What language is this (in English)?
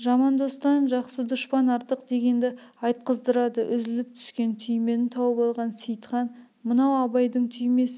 Kazakh